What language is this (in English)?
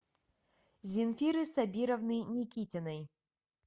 Russian